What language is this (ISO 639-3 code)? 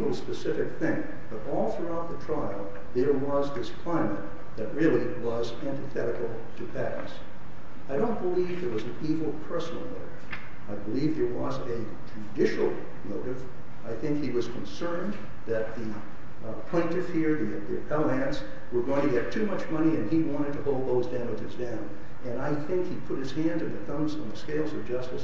eng